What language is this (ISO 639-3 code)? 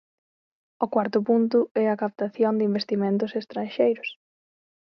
glg